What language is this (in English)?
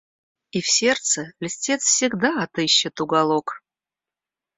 Russian